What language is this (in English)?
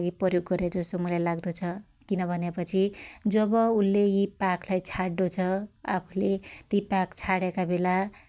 Dotyali